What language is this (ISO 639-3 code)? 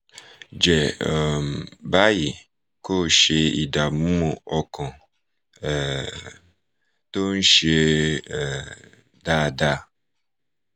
yor